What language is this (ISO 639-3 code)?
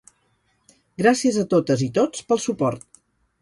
cat